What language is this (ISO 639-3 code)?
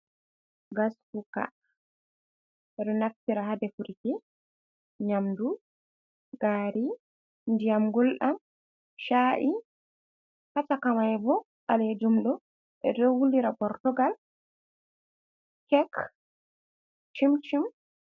ful